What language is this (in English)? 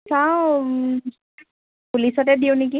Assamese